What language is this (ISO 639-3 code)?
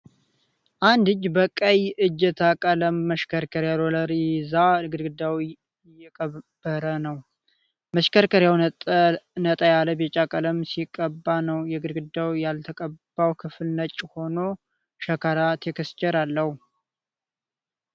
amh